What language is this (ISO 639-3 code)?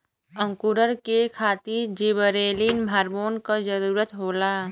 bho